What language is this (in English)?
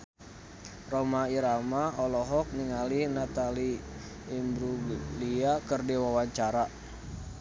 Sundanese